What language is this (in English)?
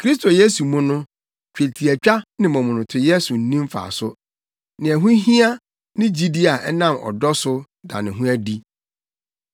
Akan